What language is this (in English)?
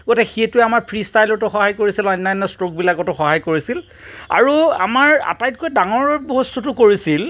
Assamese